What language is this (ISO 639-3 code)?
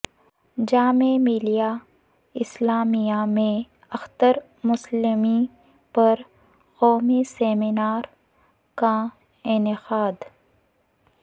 urd